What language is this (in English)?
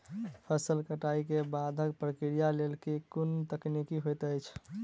Maithili